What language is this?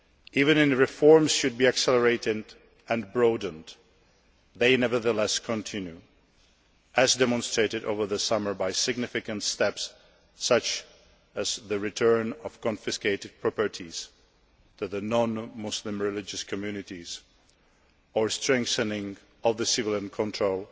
English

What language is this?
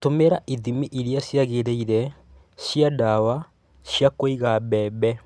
Kikuyu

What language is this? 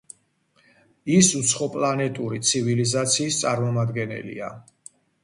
Georgian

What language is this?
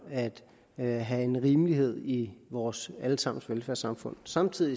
Danish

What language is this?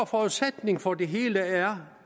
Danish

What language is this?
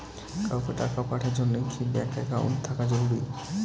Bangla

